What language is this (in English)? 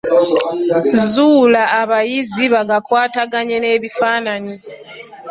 Ganda